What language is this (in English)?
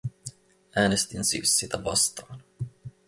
Finnish